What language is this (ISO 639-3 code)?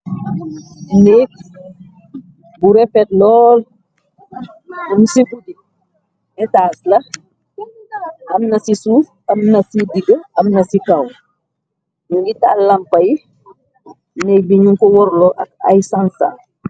wol